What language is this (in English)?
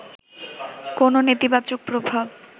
Bangla